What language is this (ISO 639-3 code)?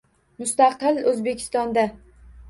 uzb